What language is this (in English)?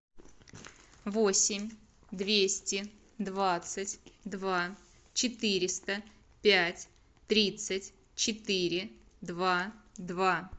Russian